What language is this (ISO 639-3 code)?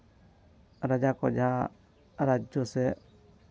sat